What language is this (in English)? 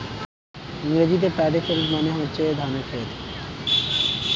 Bangla